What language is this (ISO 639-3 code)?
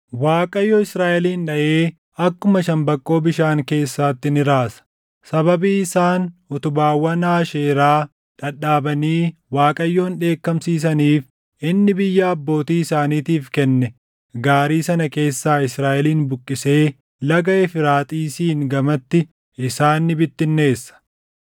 orm